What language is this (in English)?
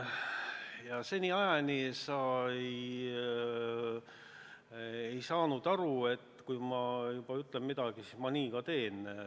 Estonian